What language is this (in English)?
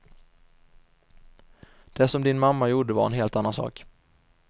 Swedish